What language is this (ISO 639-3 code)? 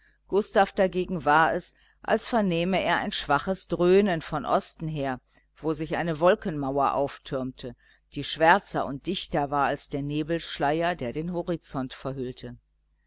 deu